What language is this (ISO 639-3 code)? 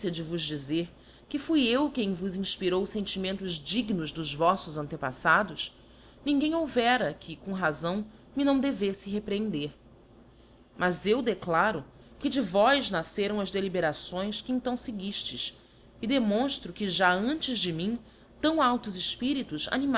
por